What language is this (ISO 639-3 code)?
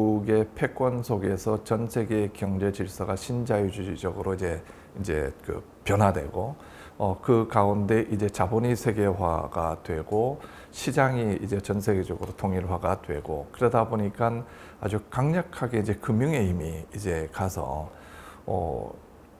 kor